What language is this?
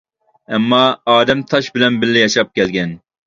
Uyghur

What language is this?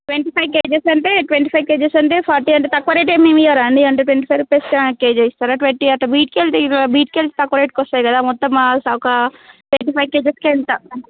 Telugu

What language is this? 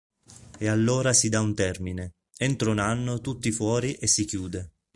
Italian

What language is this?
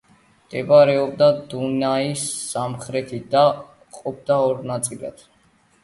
Georgian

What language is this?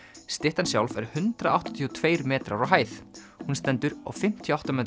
Icelandic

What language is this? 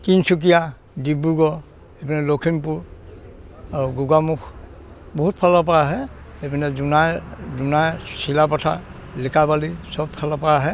Assamese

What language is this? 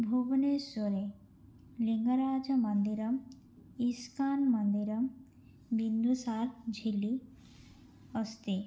Sanskrit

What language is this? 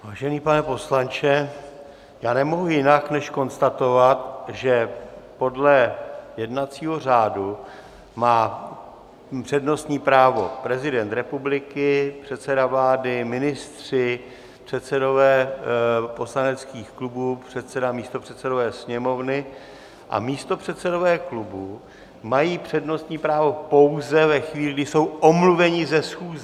Czech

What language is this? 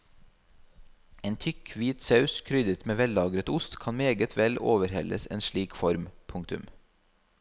Norwegian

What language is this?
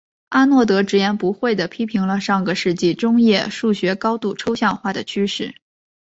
Chinese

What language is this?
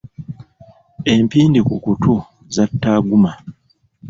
Ganda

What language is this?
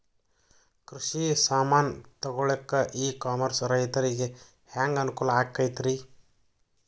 Kannada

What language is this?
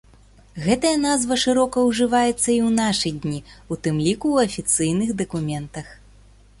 Belarusian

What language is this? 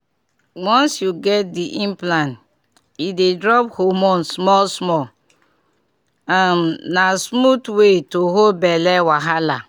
Nigerian Pidgin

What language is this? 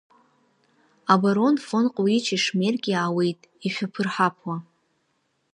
Abkhazian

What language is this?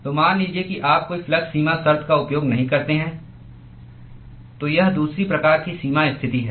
Hindi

